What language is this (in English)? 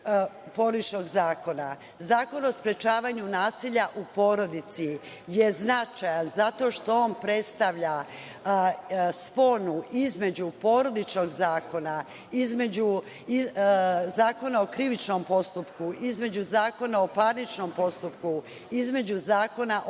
Serbian